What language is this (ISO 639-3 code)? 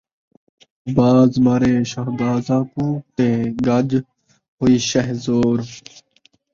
skr